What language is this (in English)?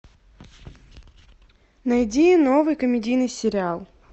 Russian